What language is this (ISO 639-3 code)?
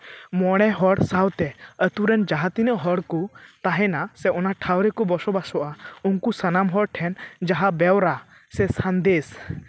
sat